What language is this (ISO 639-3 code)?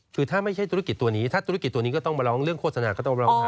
tha